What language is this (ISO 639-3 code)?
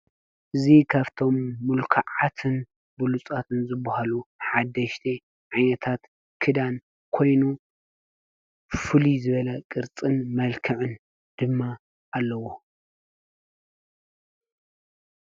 tir